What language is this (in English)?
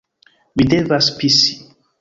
Esperanto